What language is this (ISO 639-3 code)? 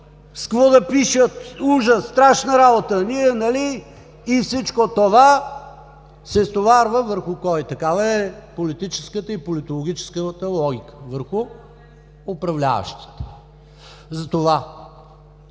bul